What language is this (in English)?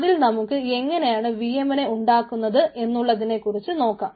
Malayalam